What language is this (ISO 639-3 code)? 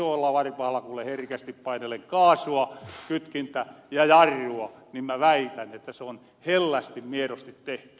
fin